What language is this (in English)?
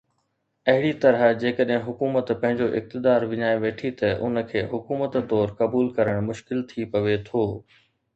Sindhi